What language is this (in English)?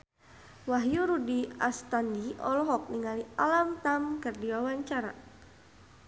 Sundanese